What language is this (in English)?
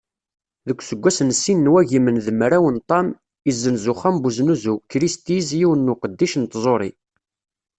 Kabyle